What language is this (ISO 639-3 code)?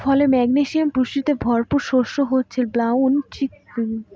ben